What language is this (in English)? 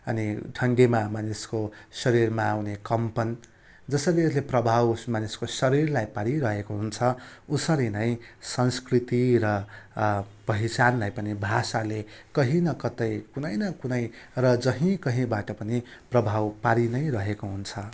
Nepali